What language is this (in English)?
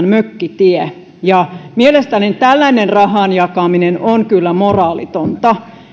Finnish